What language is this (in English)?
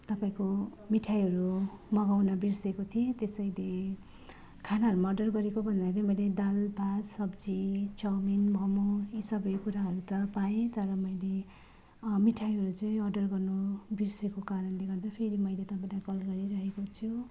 Nepali